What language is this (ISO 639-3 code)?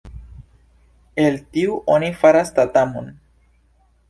epo